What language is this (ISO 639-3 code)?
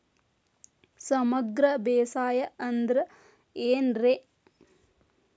kan